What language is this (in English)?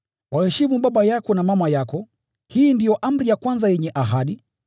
Swahili